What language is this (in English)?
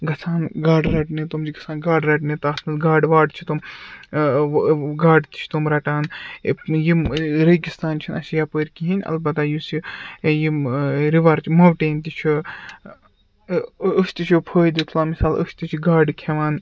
Kashmiri